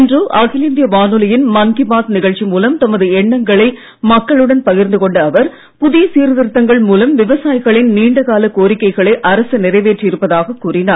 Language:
Tamil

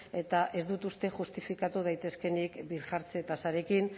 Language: Basque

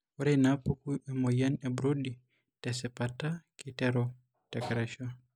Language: Masai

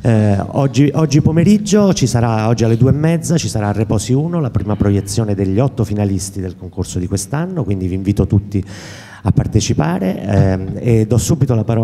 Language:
Italian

